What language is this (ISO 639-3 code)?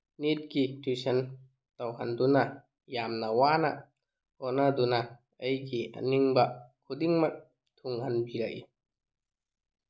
mni